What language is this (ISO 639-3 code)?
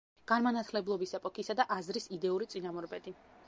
kat